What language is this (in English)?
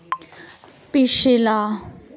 Dogri